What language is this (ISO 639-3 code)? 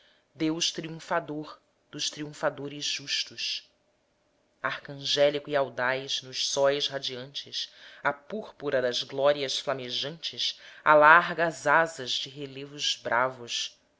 por